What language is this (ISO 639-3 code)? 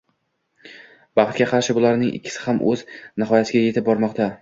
uzb